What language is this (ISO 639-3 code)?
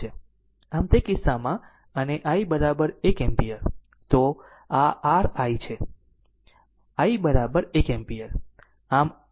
guj